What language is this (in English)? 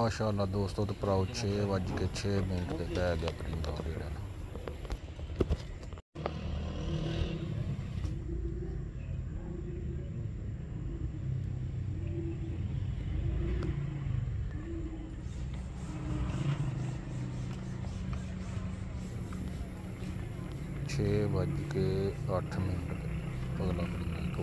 Punjabi